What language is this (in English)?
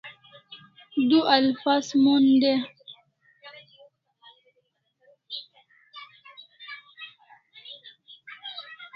Kalasha